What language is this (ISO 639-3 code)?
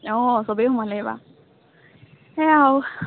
asm